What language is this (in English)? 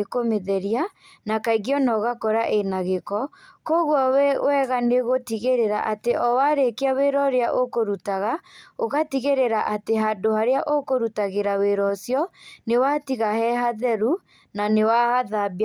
Kikuyu